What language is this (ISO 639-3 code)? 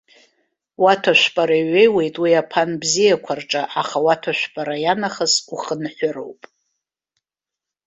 abk